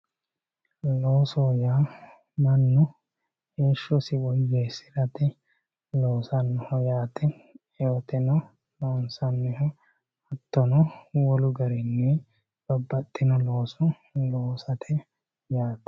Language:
Sidamo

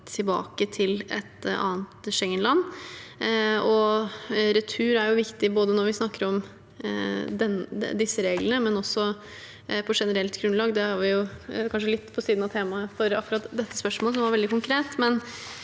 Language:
Norwegian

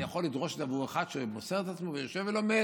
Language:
Hebrew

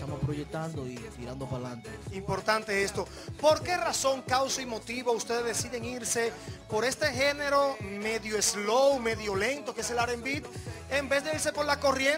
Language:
Spanish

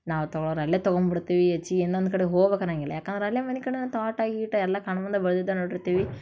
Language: Kannada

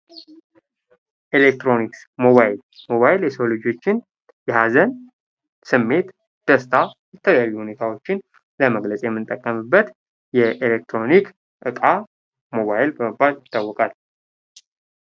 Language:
Amharic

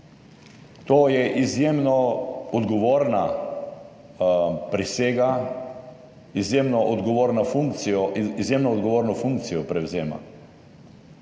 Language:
Slovenian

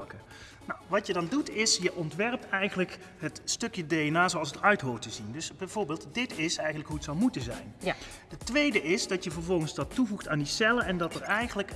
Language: Dutch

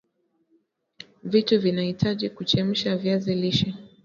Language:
Swahili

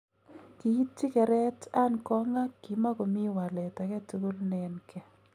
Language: Kalenjin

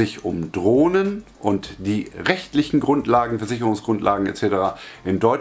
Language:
German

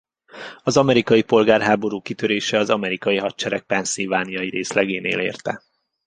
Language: Hungarian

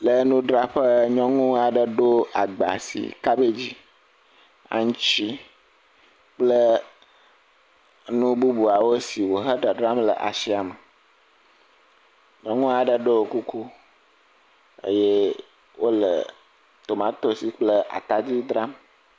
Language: Ewe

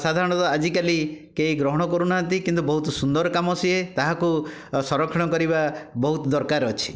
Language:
Odia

